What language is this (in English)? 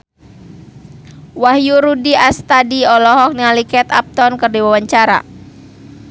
Sundanese